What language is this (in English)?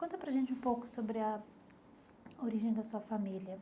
Portuguese